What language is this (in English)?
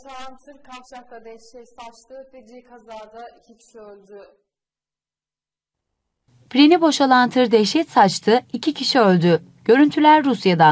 Turkish